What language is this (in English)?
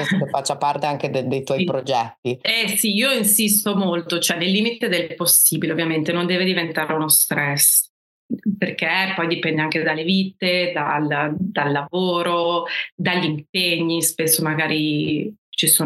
Italian